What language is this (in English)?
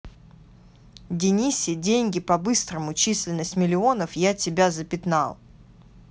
Russian